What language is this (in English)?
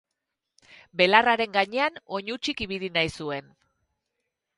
Basque